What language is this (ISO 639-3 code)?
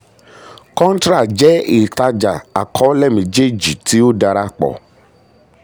yor